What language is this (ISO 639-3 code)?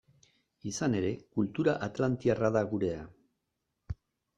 eus